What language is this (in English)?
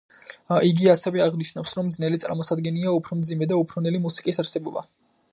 Georgian